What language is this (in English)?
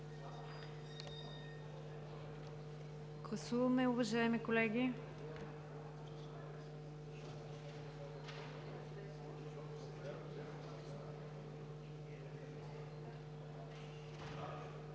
Bulgarian